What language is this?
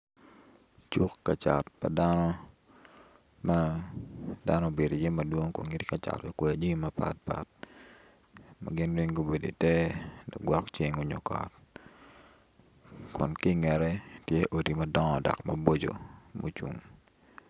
Acoli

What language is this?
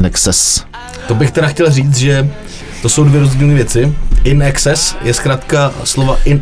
Czech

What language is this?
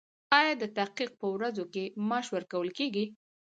Pashto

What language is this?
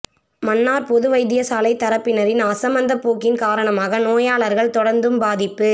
Tamil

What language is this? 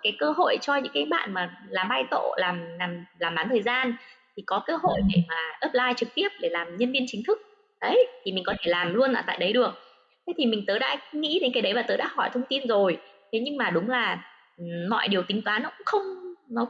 Vietnamese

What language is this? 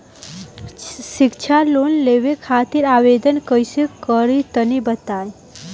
Bhojpuri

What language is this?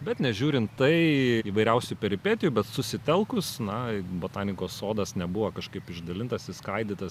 Lithuanian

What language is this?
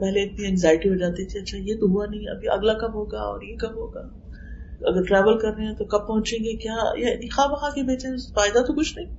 Urdu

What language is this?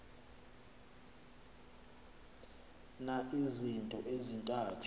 Xhosa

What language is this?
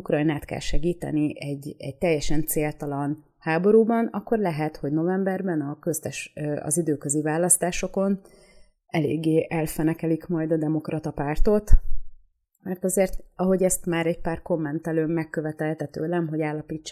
Hungarian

